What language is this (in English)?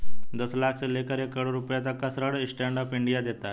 Hindi